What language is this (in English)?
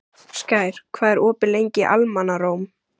Icelandic